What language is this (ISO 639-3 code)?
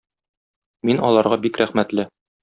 tat